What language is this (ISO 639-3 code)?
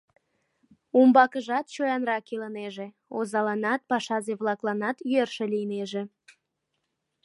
chm